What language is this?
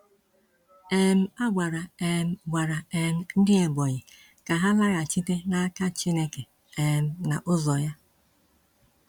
Igbo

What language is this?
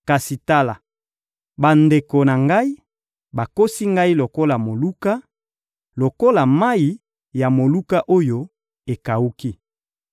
Lingala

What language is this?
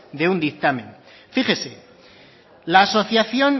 Spanish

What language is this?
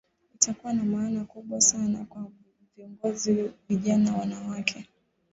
Swahili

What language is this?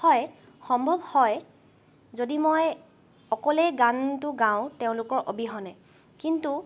Assamese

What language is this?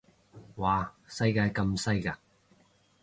Cantonese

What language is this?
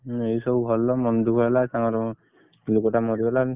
Odia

